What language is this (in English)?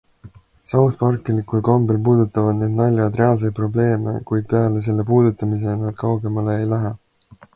Estonian